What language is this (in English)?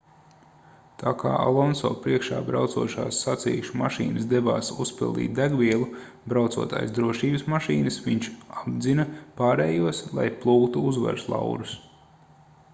Latvian